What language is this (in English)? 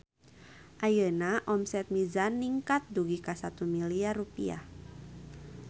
Sundanese